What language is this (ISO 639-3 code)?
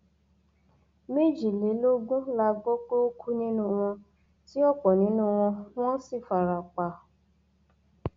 yor